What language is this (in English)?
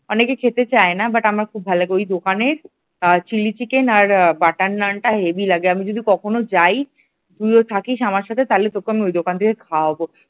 Bangla